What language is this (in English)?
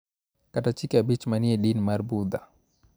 Luo (Kenya and Tanzania)